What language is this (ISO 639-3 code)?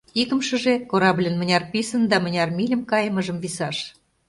chm